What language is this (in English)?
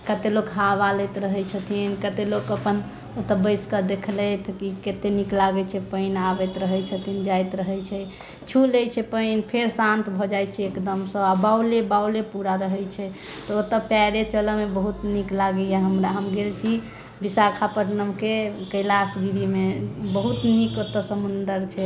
Maithili